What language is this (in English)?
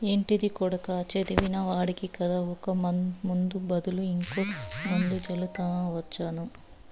Telugu